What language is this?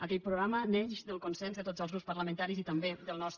Catalan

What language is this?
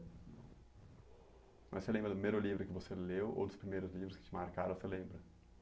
Portuguese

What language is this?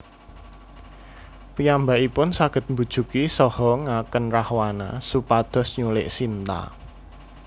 Javanese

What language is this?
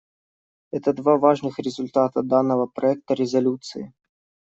Russian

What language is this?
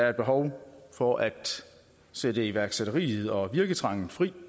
Danish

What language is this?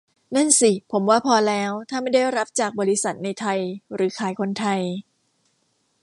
Thai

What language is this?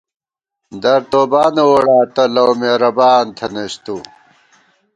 Gawar-Bati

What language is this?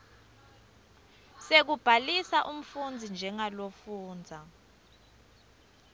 Swati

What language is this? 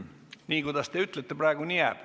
Estonian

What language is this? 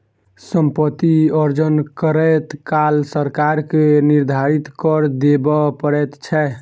Maithili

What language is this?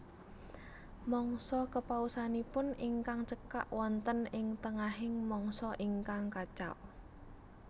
Javanese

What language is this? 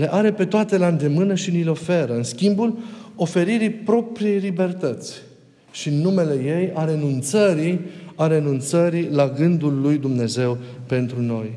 Romanian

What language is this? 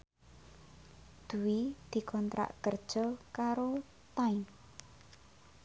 Javanese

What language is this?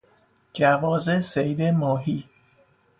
Persian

